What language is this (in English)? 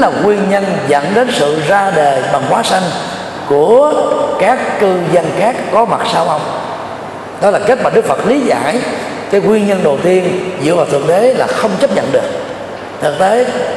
Vietnamese